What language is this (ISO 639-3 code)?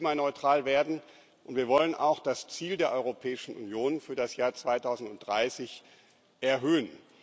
deu